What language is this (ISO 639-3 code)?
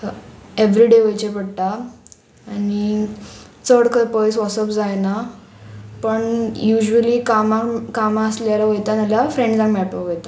kok